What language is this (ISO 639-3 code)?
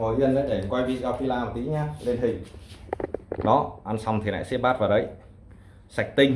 vie